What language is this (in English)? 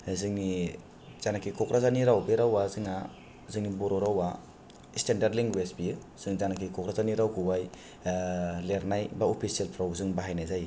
Bodo